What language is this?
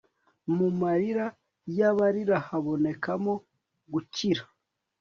Kinyarwanda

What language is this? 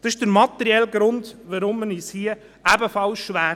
Swiss German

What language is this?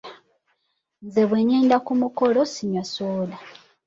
Ganda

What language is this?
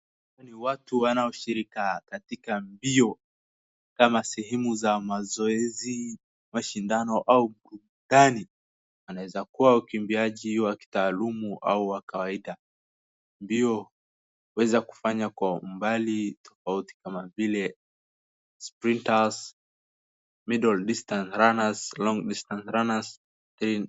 Swahili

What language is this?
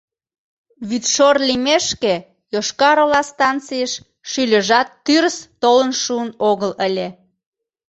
Mari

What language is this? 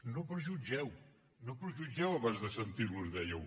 Catalan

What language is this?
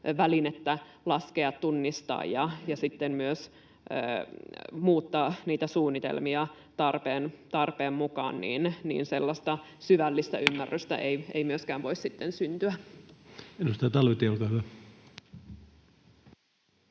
Finnish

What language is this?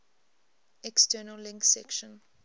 English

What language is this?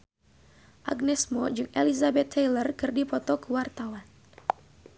Sundanese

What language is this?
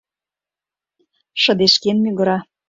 Mari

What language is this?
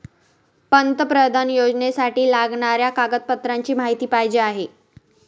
Marathi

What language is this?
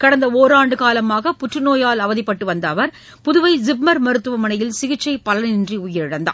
Tamil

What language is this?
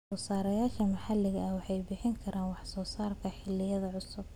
Somali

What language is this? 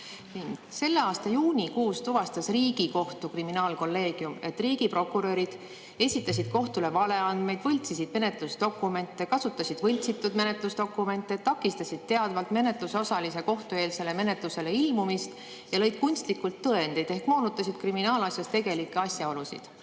Estonian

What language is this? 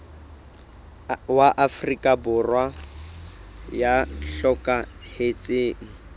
Southern Sotho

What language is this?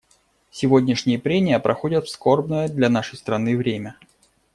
Russian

